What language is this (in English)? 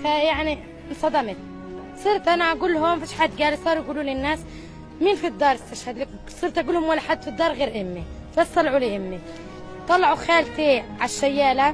Arabic